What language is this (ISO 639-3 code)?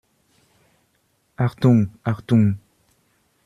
deu